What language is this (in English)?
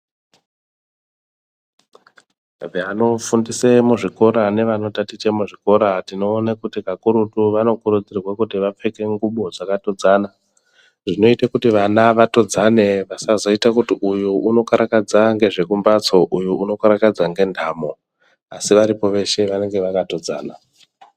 Ndau